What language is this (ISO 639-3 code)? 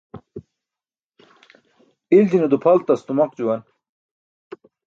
bsk